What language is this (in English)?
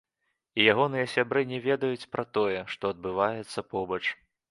Belarusian